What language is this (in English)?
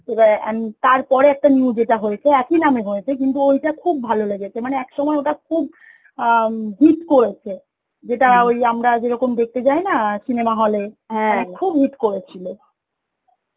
Bangla